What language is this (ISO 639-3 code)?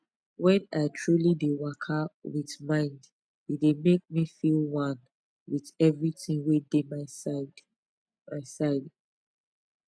pcm